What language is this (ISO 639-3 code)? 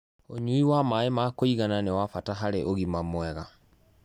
kik